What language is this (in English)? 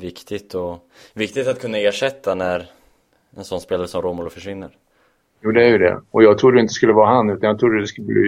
Swedish